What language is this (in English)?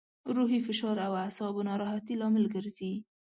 Pashto